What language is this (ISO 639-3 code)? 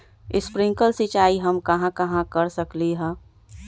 mag